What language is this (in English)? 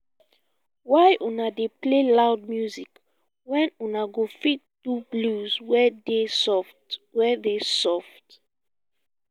Nigerian Pidgin